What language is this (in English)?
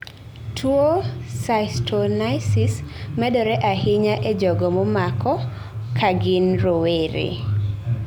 Luo (Kenya and Tanzania)